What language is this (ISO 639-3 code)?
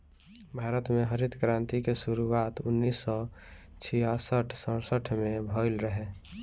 bho